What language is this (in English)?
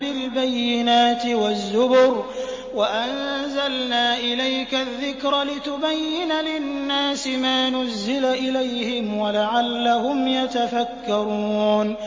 Arabic